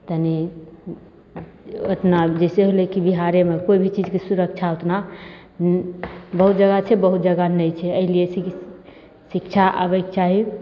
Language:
Maithili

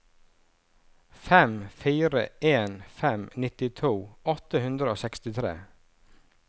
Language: Norwegian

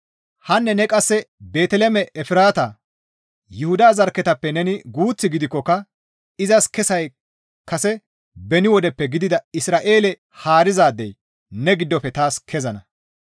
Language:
Gamo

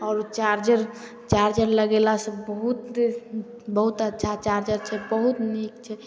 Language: Maithili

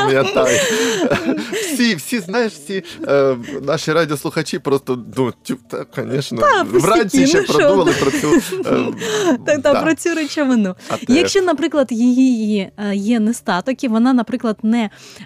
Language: Ukrainian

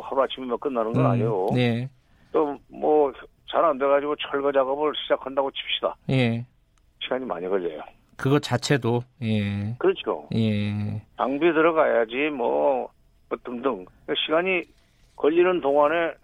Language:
Korean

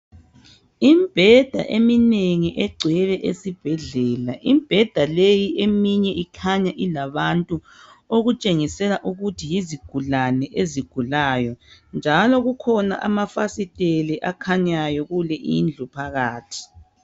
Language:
North Ndebele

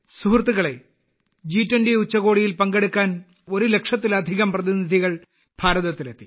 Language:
Malayalam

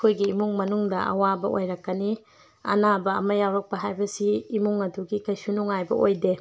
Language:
Manipuri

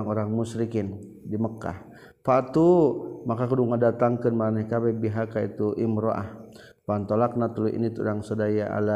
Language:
Malay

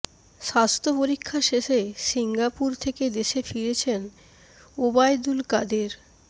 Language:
Bangla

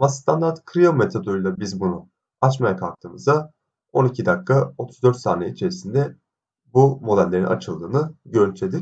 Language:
Turkish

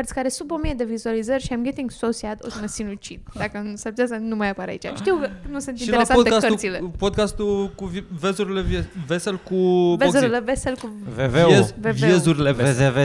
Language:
Romanian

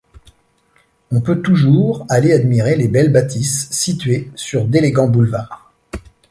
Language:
French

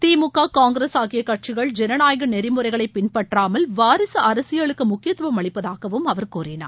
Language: Tamil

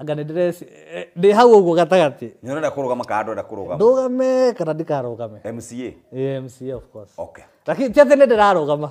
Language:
Swahili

